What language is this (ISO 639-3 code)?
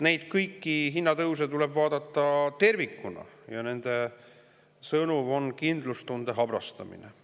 est